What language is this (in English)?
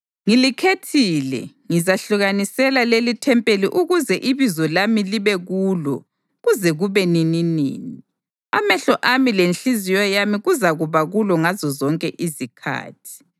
North Ndebele